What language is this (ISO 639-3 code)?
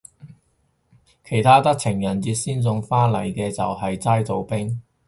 yue